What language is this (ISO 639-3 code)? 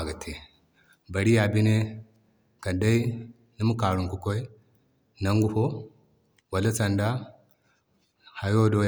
dje